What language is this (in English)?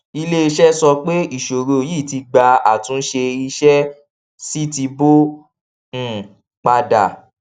Yoruba